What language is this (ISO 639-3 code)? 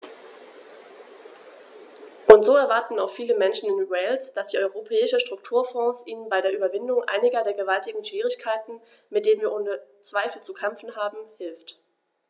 deu